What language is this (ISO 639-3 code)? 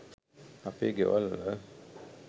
sin